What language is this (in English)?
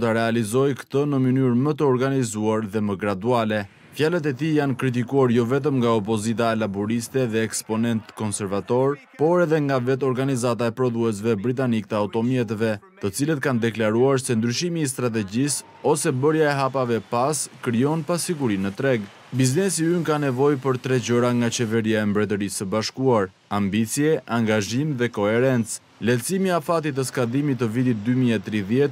Romanian